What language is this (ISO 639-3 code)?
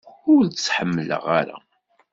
kab